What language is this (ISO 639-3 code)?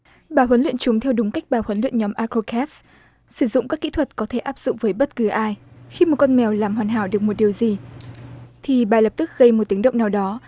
vie